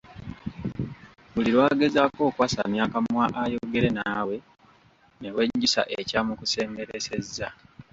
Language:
Ganda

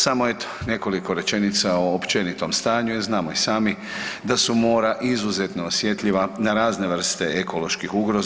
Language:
Croatian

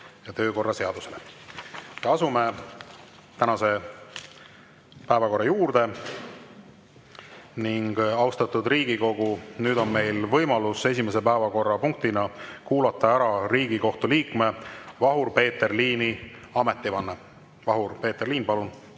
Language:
Estonian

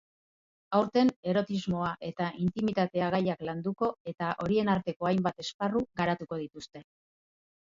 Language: Basque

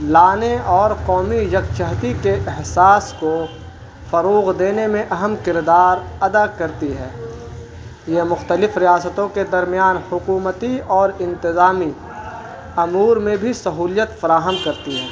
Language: Urdu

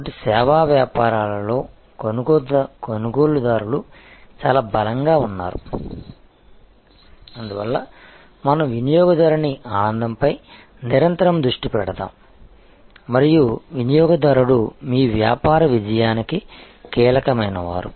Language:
Telugu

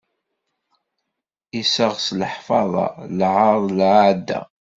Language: Kabyle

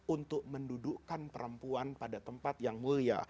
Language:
Indonesian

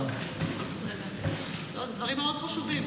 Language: Hebrew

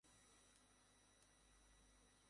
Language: Bangla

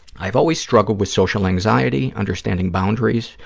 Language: English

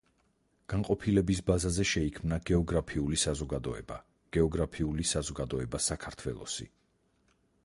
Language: Georgian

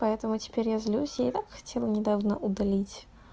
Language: Russian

